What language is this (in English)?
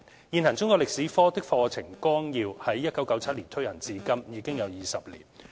Cantonese